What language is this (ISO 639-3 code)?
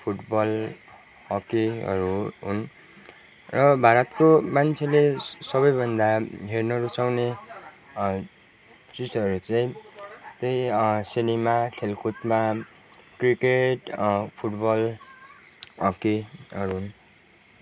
nep